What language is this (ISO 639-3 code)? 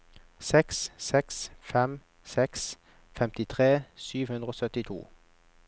nor